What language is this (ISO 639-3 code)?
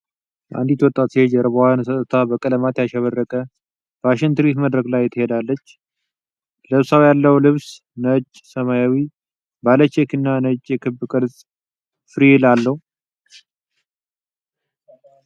amh